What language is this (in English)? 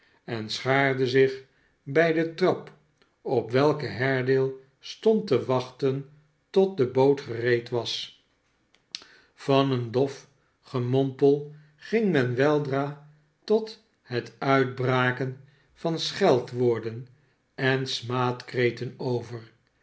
Dutch